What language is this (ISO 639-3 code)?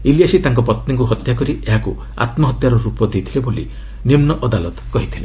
ori